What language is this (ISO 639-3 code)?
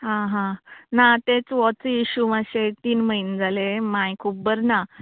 kok